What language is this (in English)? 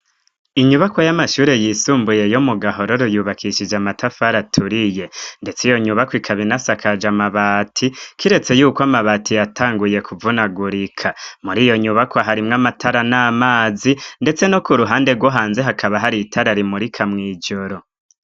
Rundi